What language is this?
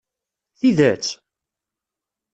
Kabyle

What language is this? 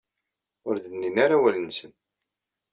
Kabyle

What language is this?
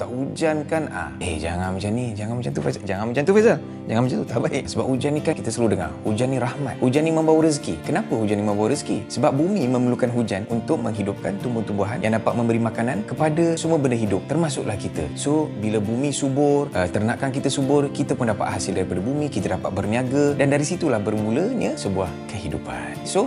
Malay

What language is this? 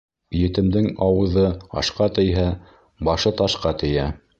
Bashkir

